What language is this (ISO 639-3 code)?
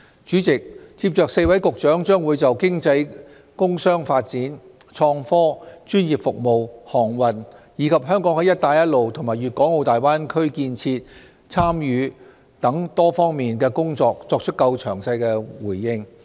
yue